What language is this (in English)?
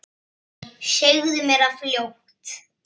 Icelandic